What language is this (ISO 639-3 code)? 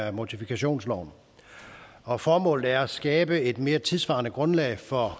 dan